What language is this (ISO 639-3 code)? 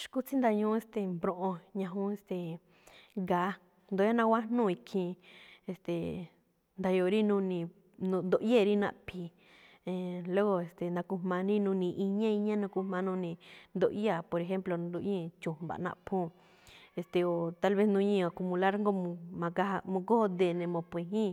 tcf